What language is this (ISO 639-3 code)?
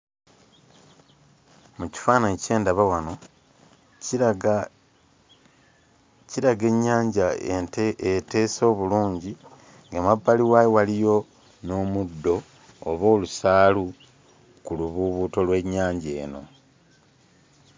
lug